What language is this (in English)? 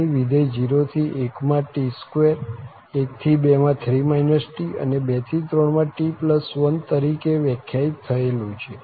Gujarati